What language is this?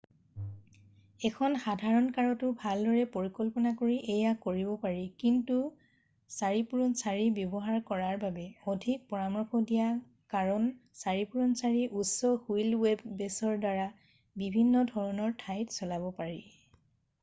Assamese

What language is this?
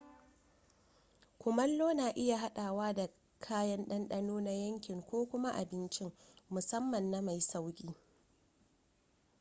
Hausa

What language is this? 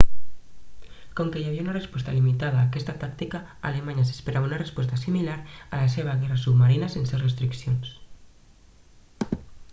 Catalan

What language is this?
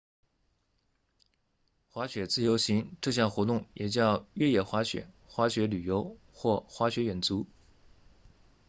Chinese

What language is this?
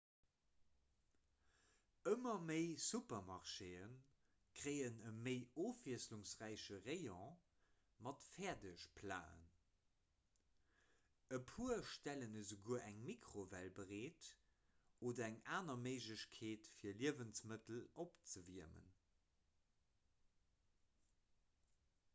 Luxembourgish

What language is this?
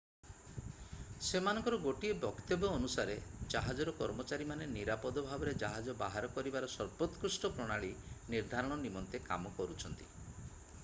Odia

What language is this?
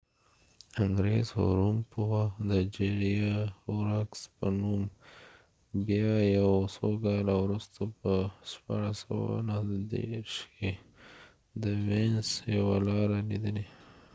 Pashto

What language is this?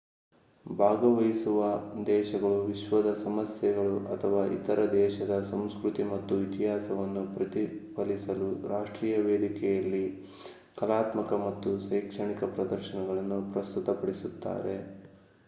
Kannada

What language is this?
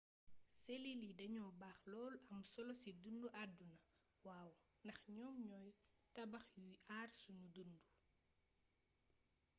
Wolof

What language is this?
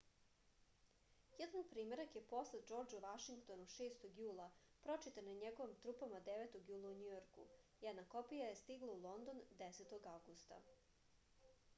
Serbian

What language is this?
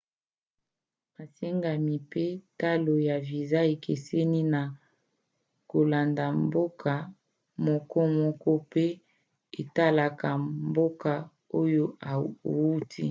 Lingala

